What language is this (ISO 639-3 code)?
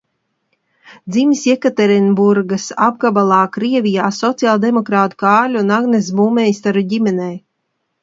lav